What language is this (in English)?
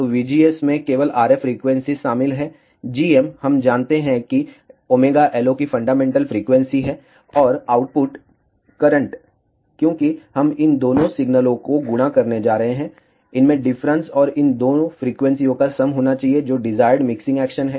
Hindi